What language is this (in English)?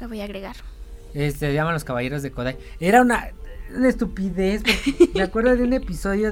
Spanish